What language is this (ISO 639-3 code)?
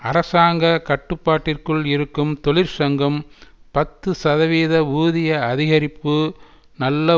tam